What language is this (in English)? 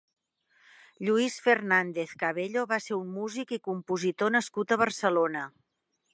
Catalan